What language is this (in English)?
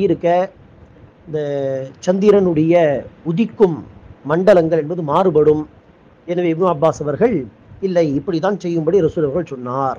Tamil